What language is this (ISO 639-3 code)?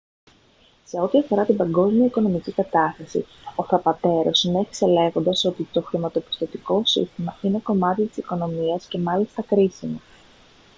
ell